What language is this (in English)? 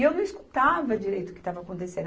Portuguese